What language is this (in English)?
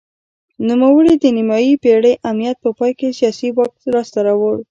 Pashto